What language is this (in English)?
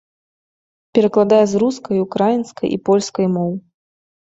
Belarusian